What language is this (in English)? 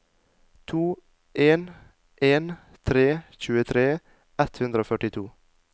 Norwegian